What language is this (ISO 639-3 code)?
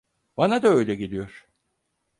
tur